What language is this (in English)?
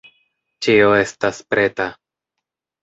Esperanto